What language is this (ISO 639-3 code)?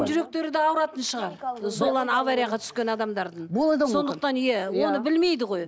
kaz